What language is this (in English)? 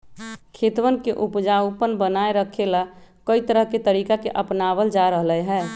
Magahi